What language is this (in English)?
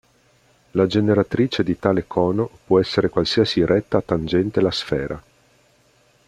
Italian